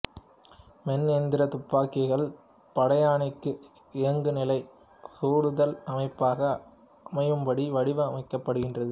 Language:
Tamil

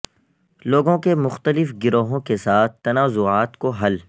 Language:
Urdu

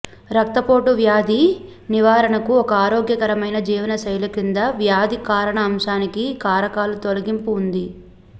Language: Telugu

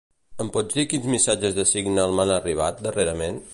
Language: Catalan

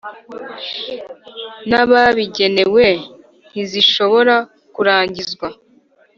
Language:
Kinyarwanda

